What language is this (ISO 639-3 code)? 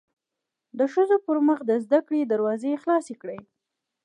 pus